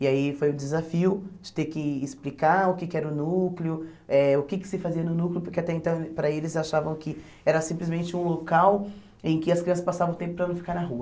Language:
Portuguese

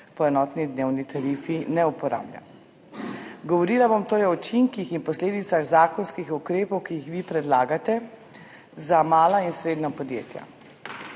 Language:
Slovenian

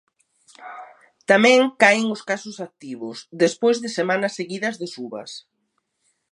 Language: Galician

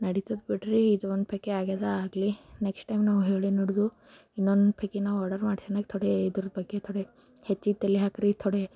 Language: Kannada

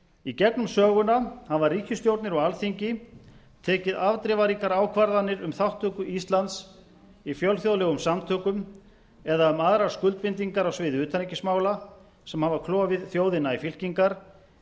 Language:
Icelandic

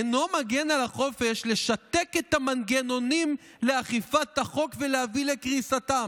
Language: Hebrew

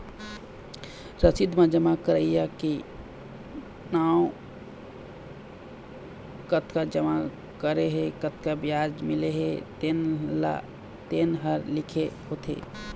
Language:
Chhattisgarhi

